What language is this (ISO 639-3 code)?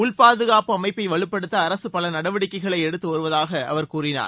tam